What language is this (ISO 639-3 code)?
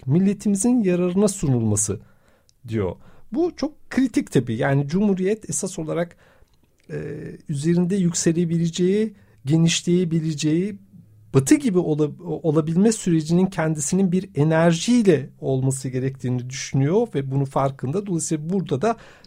tur